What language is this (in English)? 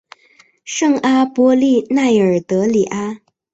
Chinese